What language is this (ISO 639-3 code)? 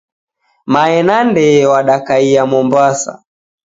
dav